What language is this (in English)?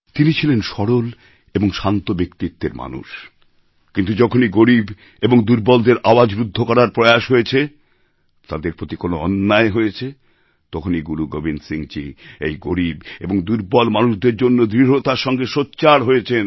Bangla